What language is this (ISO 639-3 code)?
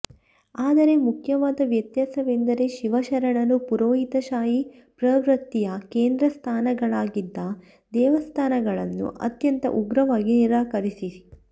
kan